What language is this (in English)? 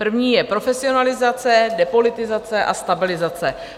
Czech